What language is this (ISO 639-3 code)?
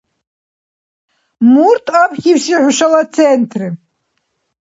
dar